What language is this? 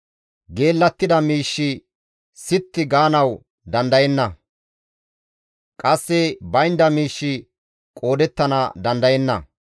Gamo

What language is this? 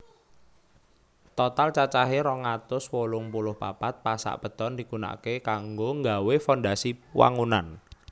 Javanese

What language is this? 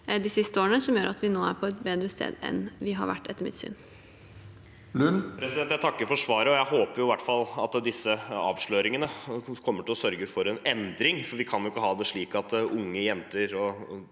Norwegian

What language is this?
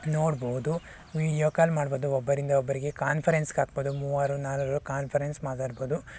Kannada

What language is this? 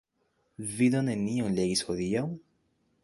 Esperanto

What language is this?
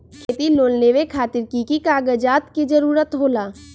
Magahi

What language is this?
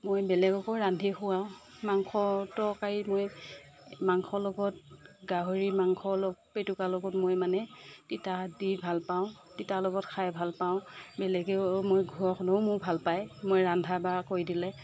Assamese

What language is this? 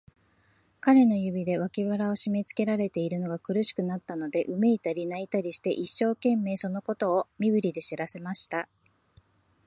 Japanese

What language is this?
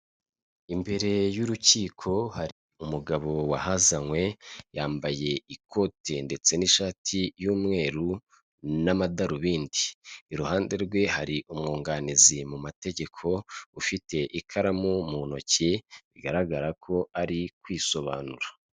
Kinyarwanda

